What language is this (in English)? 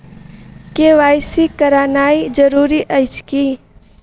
Maithili